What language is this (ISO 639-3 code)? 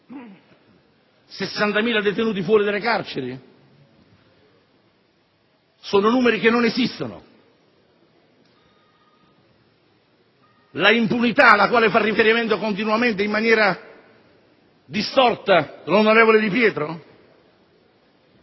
ita